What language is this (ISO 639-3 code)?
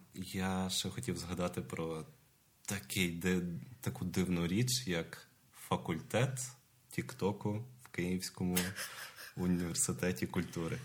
ukr